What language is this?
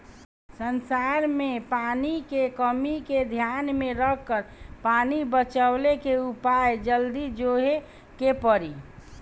Bhojpuri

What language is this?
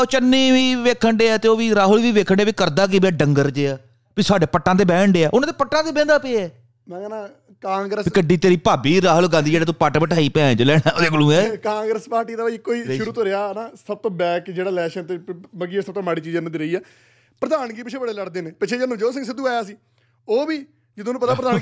Punjabi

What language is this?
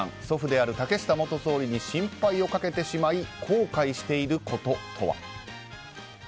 Japanese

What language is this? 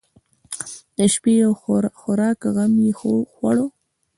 Pashto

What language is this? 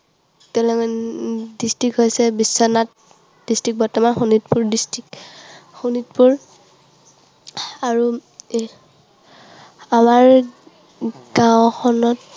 Assamese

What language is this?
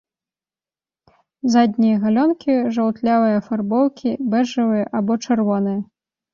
Belarusian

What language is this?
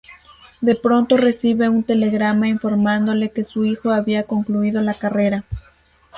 Spanish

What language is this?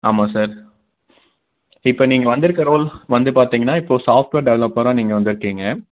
Tamil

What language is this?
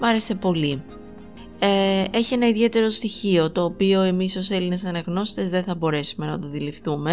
Greek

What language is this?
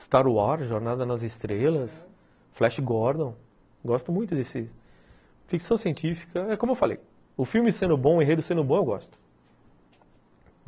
Portuguese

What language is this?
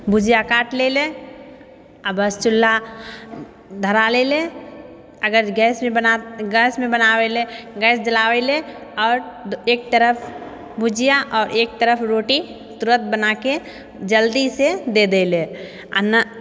Maithili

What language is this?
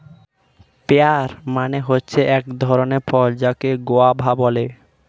Bangla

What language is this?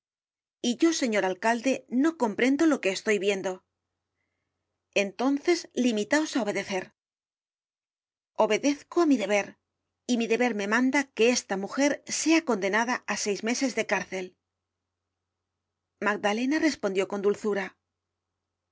Spanish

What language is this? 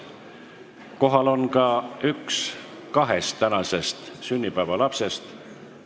Estonian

